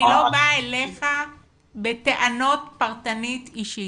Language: Hebrew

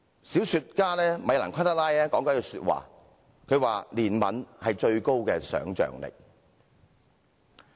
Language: Cantonese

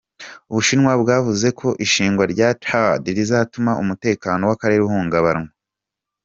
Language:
Kinyarwanda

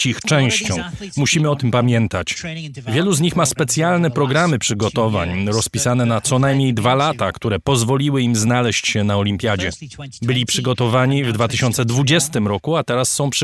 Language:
Polish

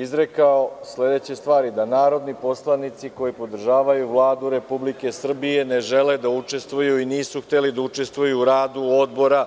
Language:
Serbian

